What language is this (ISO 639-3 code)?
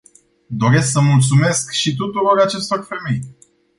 ron